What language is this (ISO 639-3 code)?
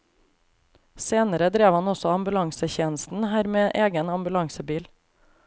nor